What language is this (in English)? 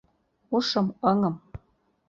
Mari